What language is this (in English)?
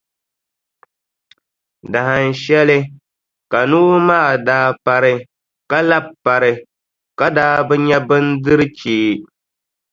Dagbani